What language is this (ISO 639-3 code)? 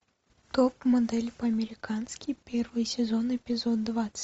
rus